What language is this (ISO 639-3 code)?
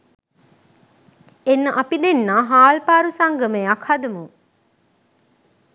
sin